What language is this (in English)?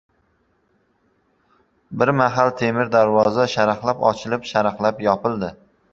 Uzbek